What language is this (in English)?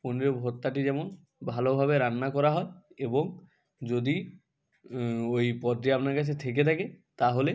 Bangla